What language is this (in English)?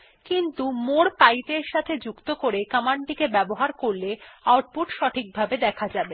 Bangla